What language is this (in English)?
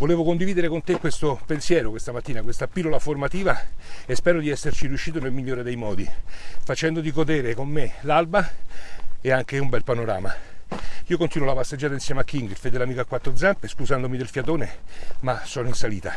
Italian